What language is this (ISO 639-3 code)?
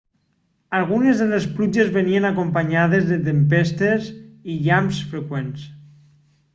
cat